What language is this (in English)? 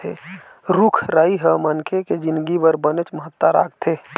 Chhattisgarhi